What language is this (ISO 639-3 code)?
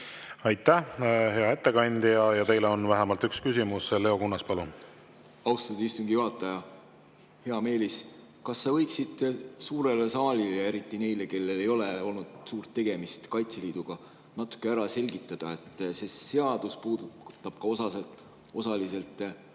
est